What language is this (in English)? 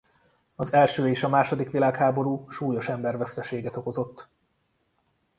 Hungarian